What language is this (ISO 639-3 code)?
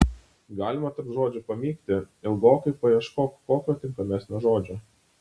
lit